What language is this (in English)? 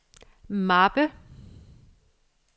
Danish